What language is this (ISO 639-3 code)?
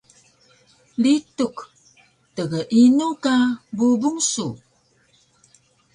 trv